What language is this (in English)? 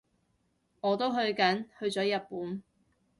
Cantonese